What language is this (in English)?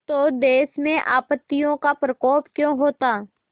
Hindi